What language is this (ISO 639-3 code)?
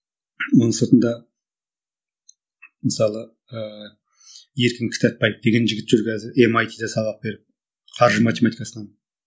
kaz